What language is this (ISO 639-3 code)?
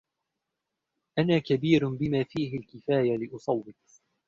ara